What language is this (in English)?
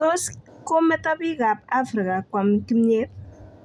Kalenjin